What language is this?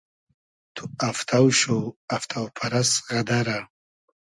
Hazaragi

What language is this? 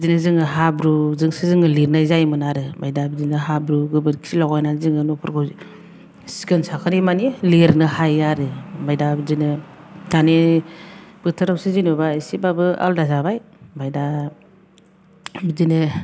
Bodo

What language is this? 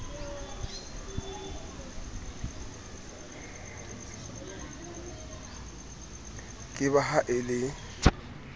Southern Sotho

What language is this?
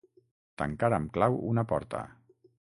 Catalan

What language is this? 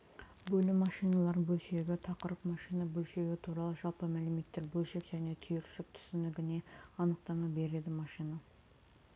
Kazakh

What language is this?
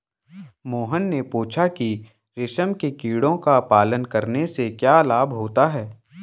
Hindi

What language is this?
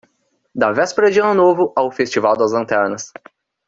Portuguese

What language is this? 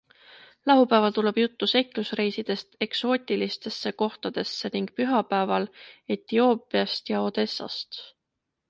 Estonian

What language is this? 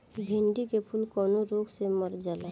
Bhojpuri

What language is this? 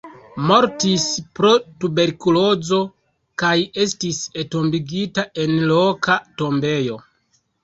Esperanto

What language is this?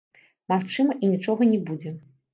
Belarusian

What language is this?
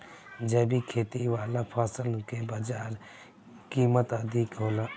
Bhojpuri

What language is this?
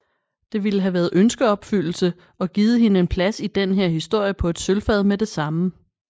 Danish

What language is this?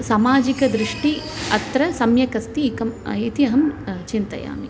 Sanskrit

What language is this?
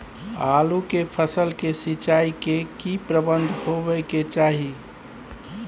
Maithili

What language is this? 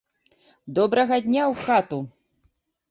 Belarusian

